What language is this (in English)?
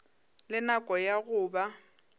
Northern Sotho